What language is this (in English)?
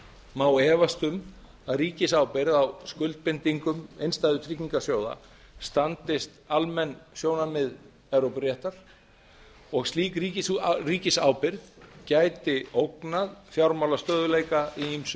Icelandic